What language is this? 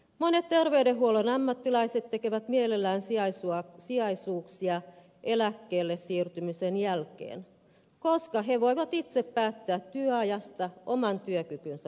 Finnish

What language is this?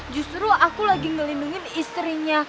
Indonesian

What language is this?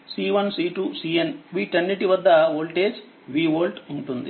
Telugu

